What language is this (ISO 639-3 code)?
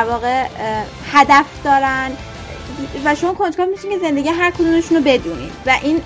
fas